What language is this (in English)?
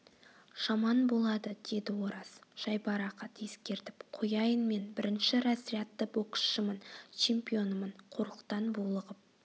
Kazakh